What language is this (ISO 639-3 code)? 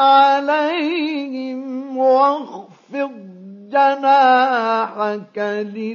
ara